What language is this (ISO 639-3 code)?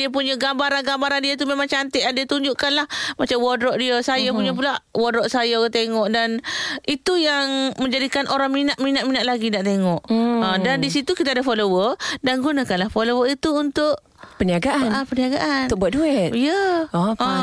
msa